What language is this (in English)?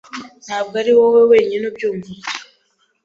Kinyarwanda